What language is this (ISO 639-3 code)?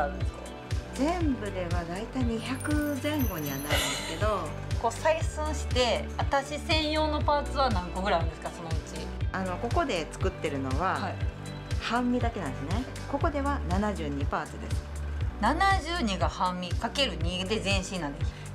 jpn